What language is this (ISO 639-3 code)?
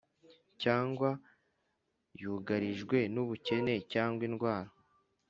kin